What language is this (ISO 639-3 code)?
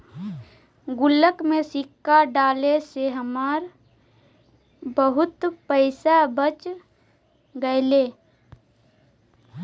mag